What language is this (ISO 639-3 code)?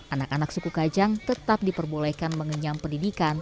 ind